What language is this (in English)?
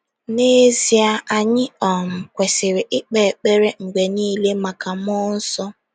Igbo